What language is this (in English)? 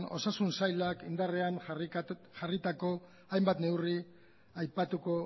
Basque